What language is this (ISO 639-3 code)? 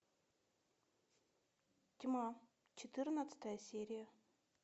rus